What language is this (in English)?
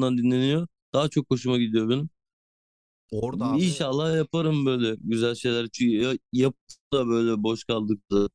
Turkish